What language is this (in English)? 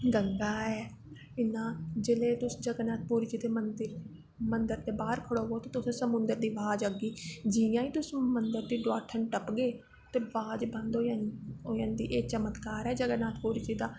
Dogri